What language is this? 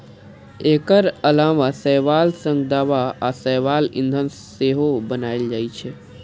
Maithili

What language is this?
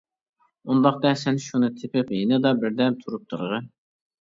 Uyghur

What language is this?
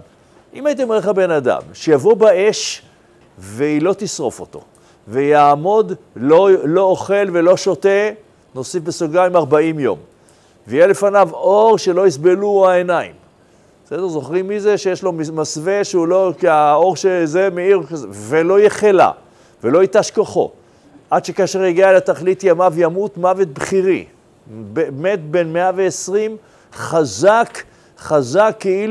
Hebrew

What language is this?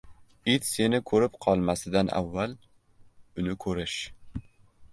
Uzbek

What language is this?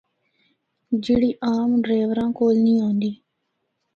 Northern Hindko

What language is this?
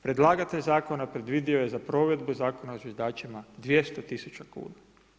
Croatian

